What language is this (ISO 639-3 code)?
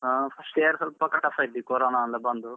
kan